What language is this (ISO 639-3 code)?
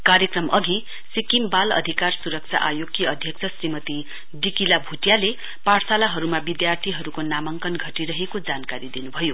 nep